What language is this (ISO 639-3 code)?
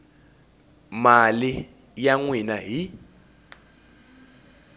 tso